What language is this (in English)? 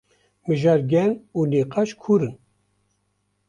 Kurdish